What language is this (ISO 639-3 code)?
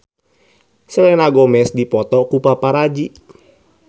sun